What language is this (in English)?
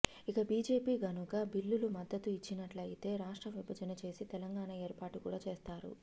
Telugu